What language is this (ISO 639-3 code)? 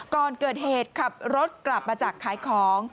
tha